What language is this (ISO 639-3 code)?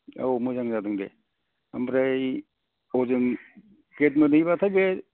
brx